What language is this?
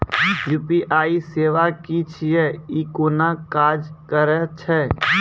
Maithili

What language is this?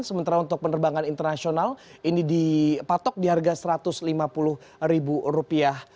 Indonesian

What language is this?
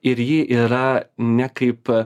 Lithuanian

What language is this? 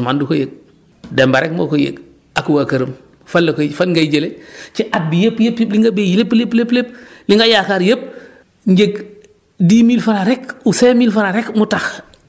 Wolof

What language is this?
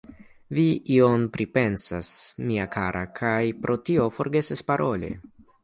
Esperanto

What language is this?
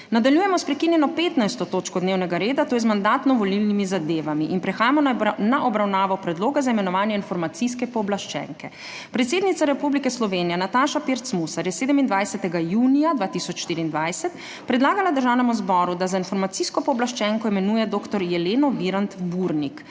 Slovenian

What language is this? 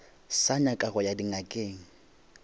Northern Sotho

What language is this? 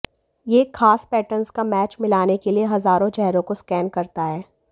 Hindi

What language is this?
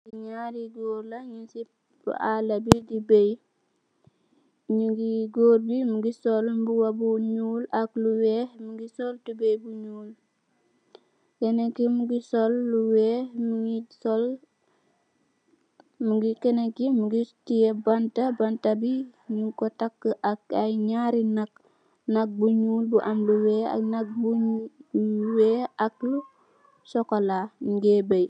Wolof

